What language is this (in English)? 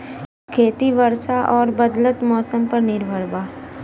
Bhojpuri